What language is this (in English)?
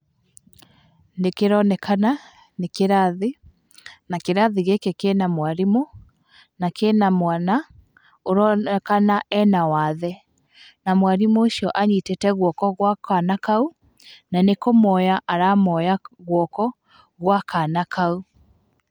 Kikuyu